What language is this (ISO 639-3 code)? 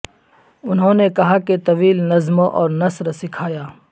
urd